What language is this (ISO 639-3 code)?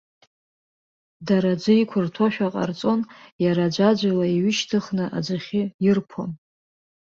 abk